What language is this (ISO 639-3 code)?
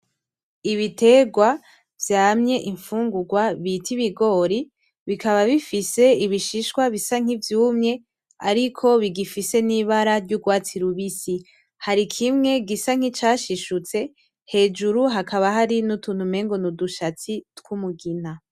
run